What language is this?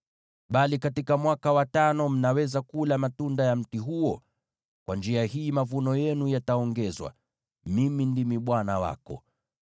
Swahili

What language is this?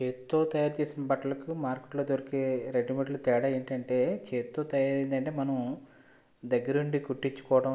Telugu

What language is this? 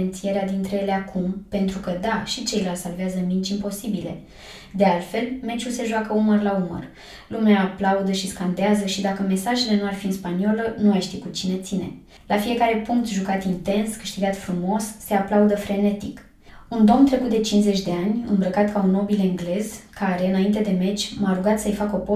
Romanian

